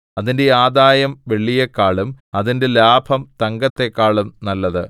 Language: Malayalam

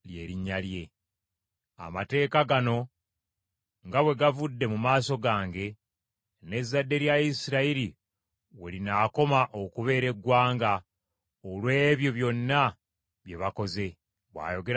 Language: Ganda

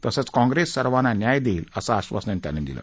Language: Marathi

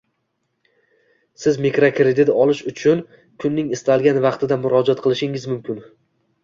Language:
Uzbek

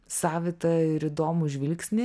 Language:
Lithuanian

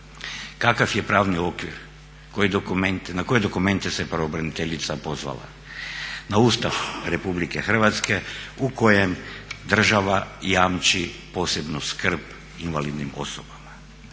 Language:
Croatian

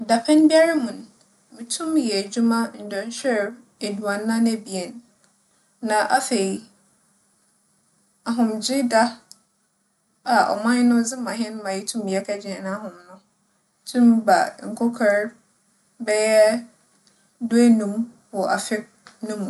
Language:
Akan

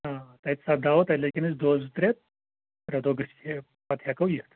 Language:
Kashmiri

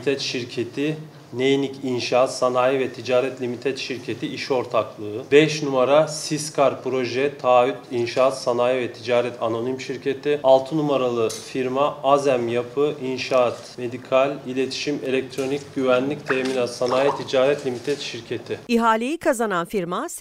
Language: Turkish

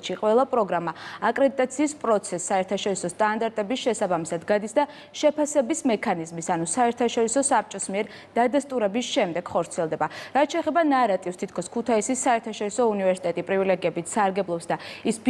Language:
Romanian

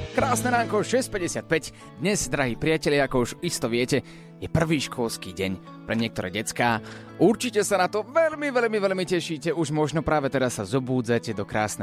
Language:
Slovak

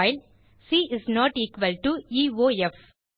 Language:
Tamil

